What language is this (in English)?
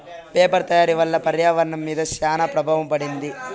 Telugu